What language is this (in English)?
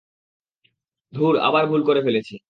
Bangla